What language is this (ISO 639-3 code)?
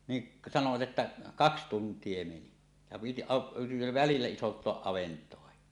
fin